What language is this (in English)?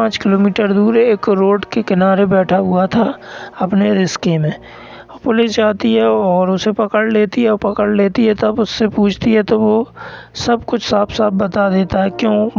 Hindi